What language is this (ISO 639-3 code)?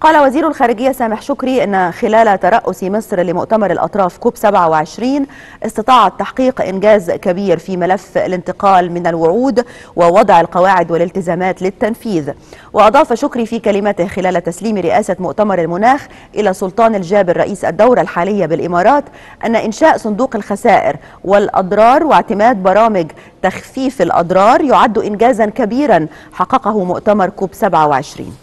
ara